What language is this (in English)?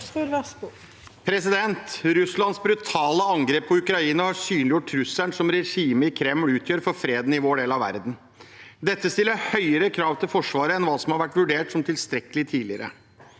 Norwegian